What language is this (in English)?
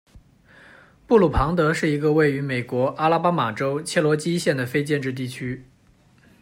Chinese